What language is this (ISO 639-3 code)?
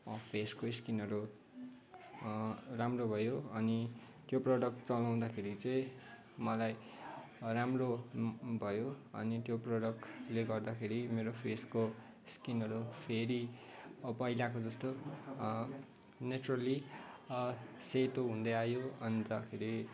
nep